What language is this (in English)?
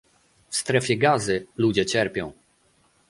Polish